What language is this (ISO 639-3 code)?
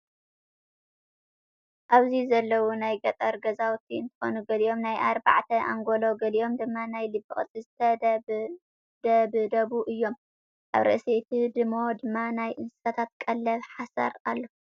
tir